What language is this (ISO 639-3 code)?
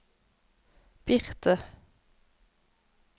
nor